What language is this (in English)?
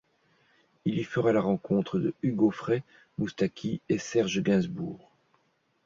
French